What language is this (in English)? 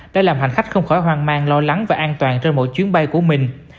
Vietnamese